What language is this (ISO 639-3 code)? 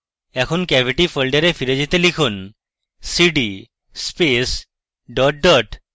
ben